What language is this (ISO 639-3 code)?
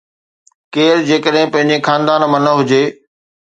snd